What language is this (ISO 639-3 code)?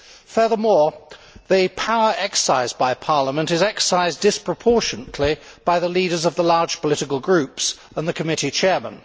eng